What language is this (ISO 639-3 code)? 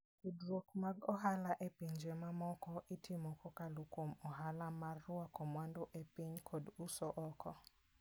luo